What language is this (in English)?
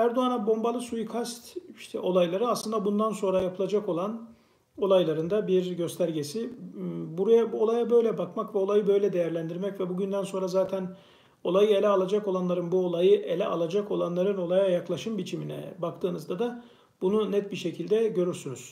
Turkish